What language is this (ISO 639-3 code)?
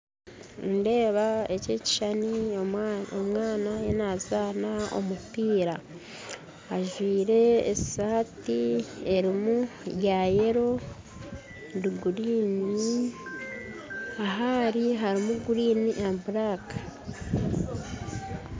nyn